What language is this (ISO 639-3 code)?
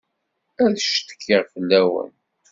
kab